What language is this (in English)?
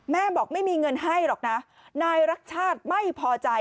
Thai